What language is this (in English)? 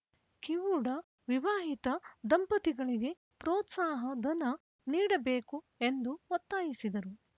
Kannada